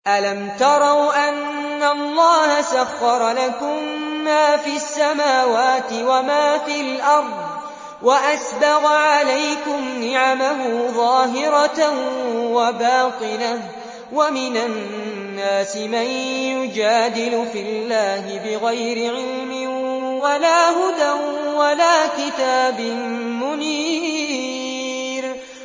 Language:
Arabic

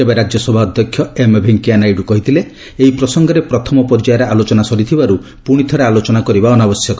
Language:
Odia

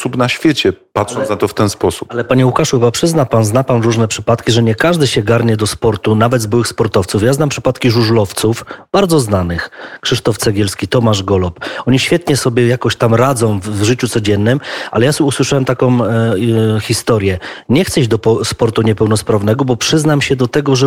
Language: Polish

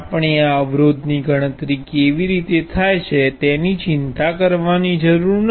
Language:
Gujarati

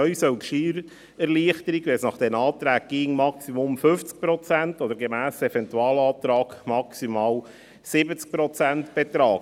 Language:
Swiss German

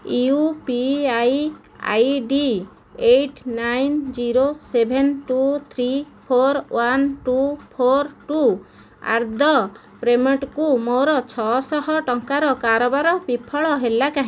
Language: Odia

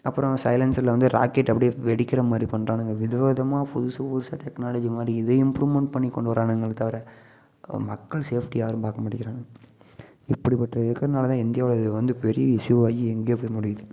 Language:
Tamil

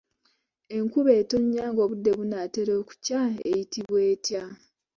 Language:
Ganda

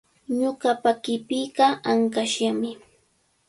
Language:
Cajatambo North Lima Quechua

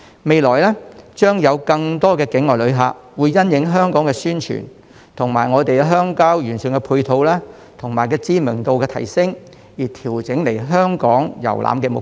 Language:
Cantonese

